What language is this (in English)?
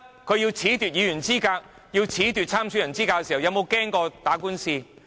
Cantonese